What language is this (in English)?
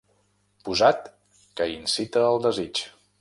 Catalan